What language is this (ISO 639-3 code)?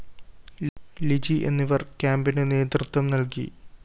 mal